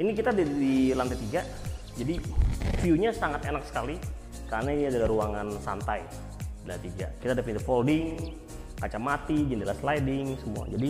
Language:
Indonesian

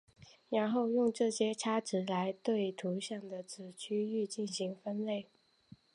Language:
Chinese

